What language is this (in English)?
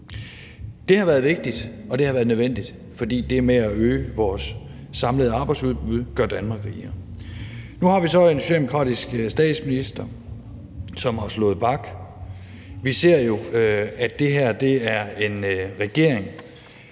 Danish